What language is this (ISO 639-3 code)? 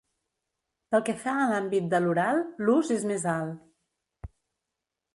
cat